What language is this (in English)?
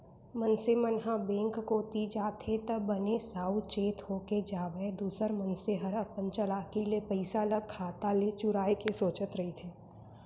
Chhattisgarhi